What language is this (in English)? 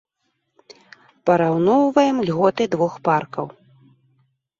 Belarusian